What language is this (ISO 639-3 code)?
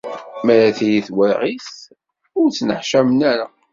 kab